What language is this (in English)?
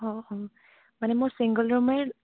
Assamese